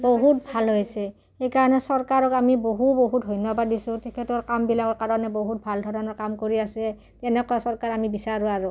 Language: Assamese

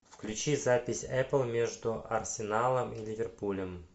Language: Russian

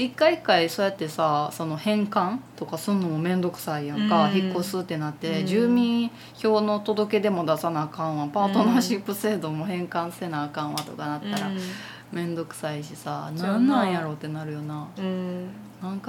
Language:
Japanese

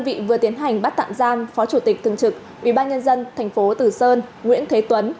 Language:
Vietnamese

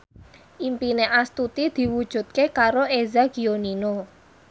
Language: Javanese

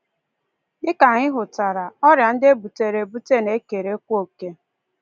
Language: Igbo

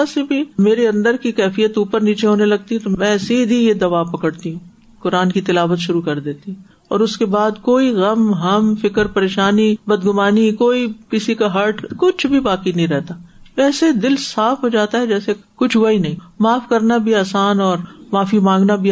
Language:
Urdu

